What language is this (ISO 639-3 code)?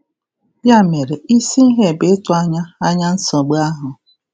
ibo